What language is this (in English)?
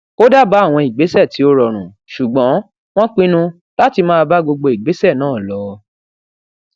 Yoruba